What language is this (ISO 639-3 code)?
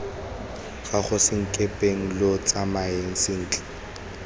tsn